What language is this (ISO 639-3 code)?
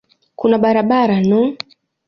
swa